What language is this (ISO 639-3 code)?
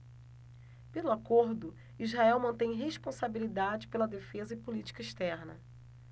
por